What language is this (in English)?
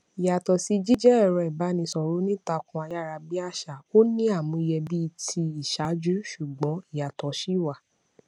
Yoruba